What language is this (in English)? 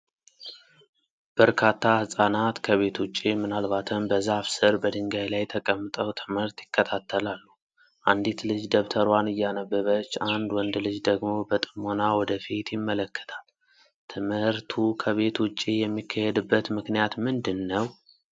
Amharic